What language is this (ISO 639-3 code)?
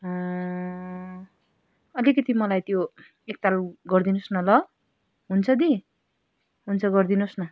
nep